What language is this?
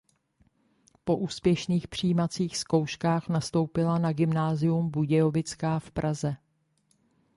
Czech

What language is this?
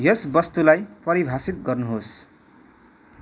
Nepali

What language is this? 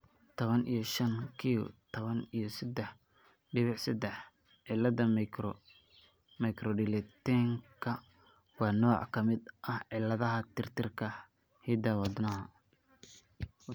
Somali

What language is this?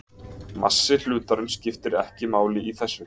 Icelandic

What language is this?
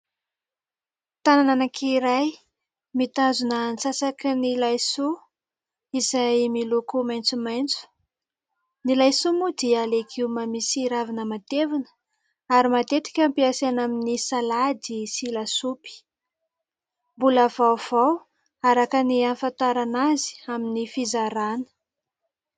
Malagasy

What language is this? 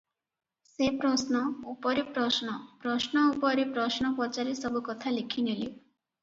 Odia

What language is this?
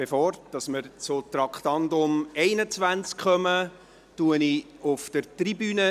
Swiss German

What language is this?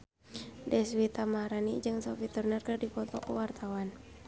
Sundanese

